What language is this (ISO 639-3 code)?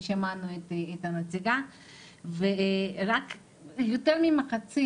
heb